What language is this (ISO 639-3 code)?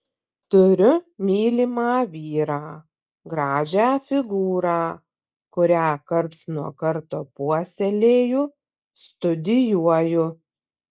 lit